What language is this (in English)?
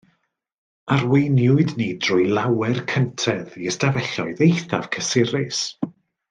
Welsh